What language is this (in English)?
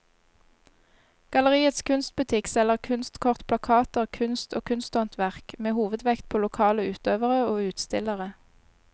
Norwegian